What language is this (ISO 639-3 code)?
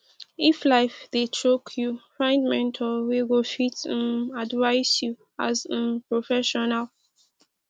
pcm